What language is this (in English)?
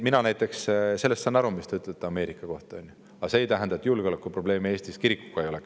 Estonian